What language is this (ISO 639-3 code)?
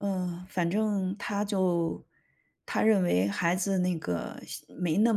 zho